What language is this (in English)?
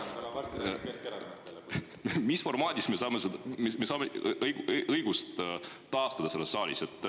Estonian